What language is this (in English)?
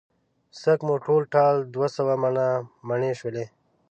Pashto